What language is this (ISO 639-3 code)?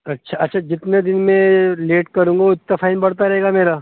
urd